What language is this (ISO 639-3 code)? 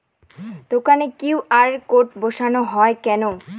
ben